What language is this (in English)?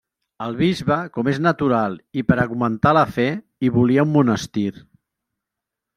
Catalan